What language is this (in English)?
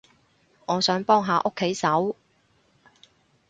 Cantonese